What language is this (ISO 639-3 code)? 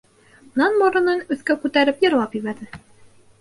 bak